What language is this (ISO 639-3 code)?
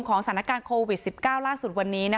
tha